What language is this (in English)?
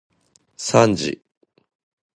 Japanese